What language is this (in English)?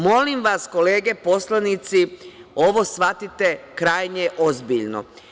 Serbian